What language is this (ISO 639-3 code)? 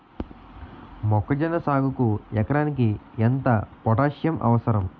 tel